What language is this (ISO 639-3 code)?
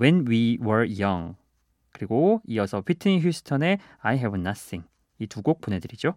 kor